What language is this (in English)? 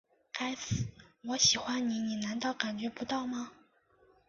Chinese